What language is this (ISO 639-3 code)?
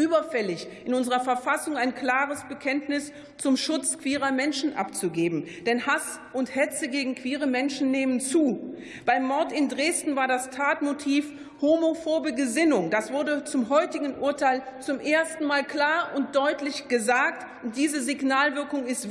deu